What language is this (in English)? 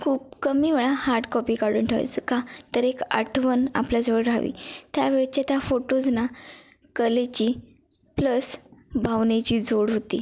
Marathi